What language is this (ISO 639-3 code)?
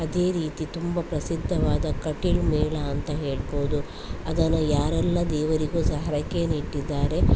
kan